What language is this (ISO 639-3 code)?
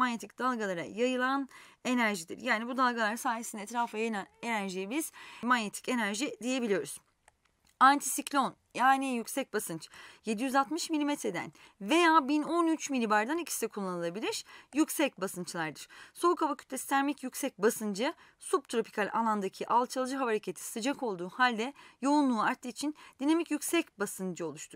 tur